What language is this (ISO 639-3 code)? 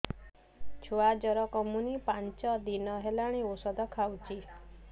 ori